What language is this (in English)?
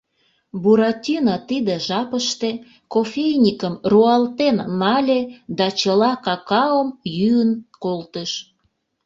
Mari